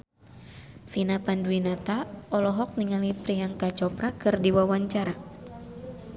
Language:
Sundanese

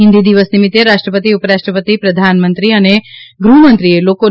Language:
Gujarati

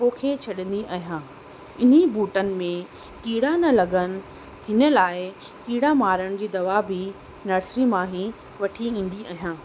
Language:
Sindhi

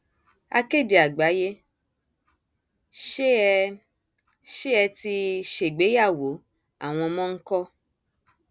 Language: Yoruba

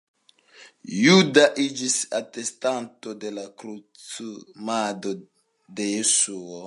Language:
Esperanto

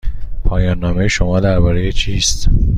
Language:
Persian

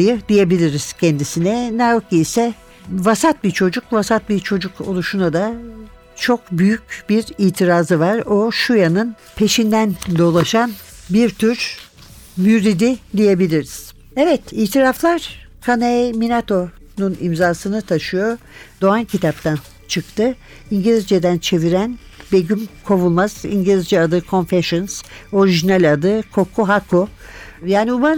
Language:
Turkish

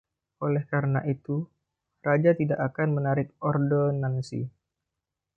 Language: Indonesian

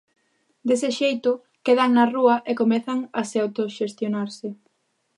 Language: Galician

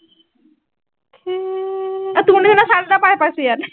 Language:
Assamese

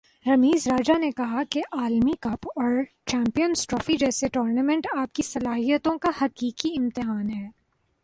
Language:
Urdu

